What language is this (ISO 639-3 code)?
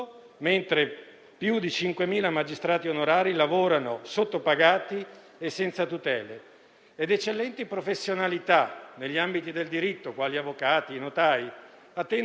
ita